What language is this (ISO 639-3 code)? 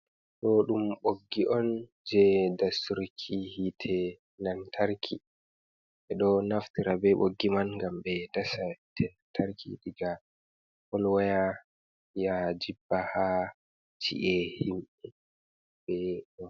ful